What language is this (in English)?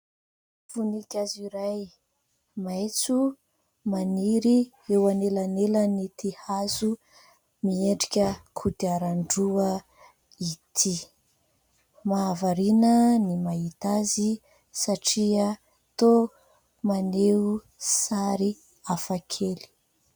Malagasy